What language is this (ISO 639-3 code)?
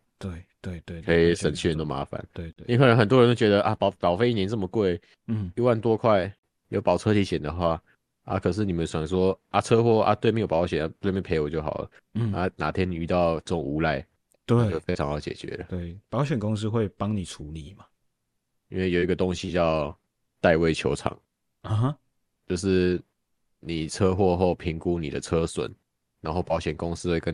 zho